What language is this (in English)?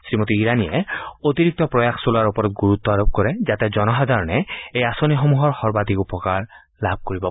Assamese